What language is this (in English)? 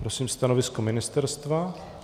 Czech